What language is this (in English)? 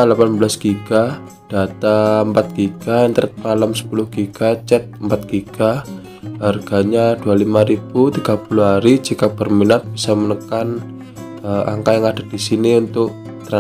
Indonesian